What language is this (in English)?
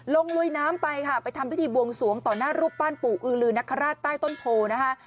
Thai